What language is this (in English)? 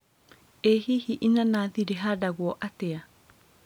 Kikuyu